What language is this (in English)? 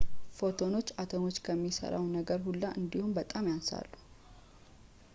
Amharic